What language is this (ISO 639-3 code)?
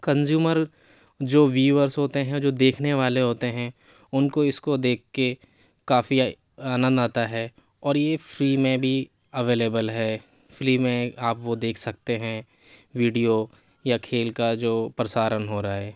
urd